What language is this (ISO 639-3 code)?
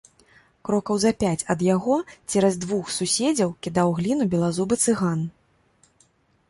bel